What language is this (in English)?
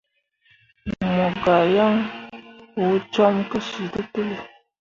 Mundang